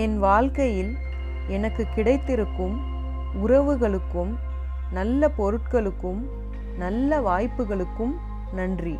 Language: Tamil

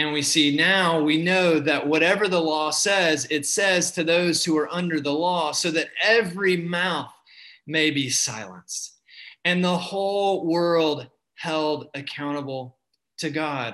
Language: English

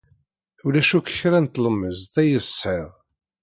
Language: Kabyle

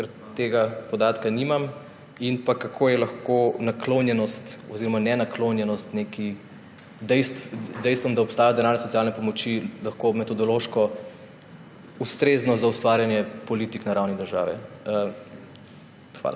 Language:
Slovenian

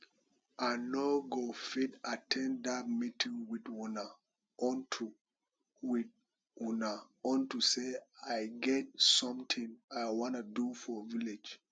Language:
Nigerian Pidgin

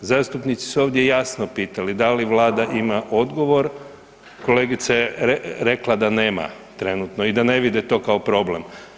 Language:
Croatian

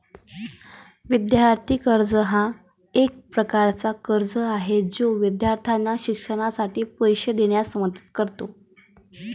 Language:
Marathi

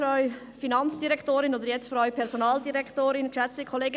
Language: Swiss German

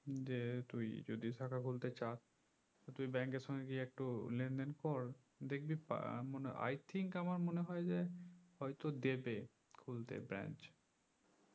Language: Bangla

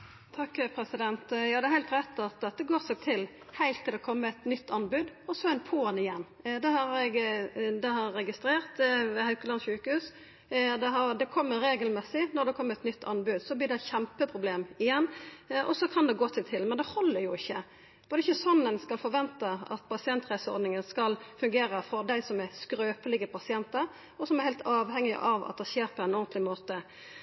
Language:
Norwegian Nynorsk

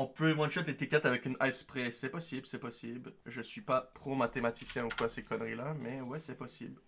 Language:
French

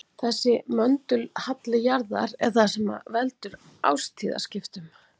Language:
Icelandic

